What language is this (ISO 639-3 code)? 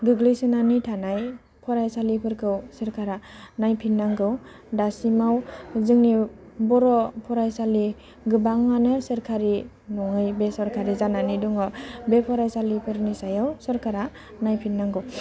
brx